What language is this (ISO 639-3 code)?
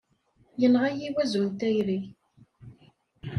kab